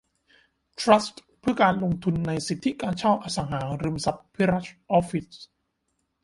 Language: Thai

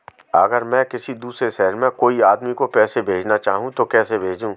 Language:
Hindi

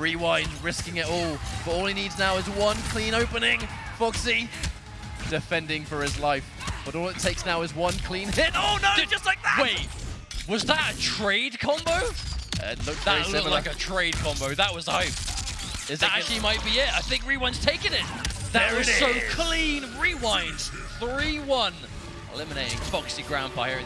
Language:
English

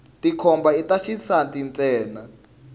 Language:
Tsonga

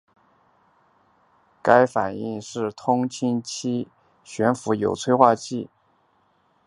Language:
Chinese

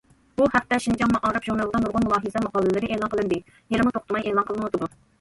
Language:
Uyghur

